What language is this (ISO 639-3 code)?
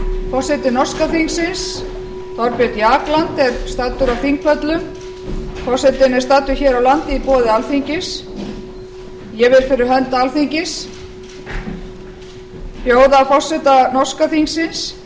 isl